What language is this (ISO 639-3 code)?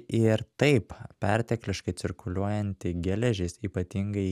lit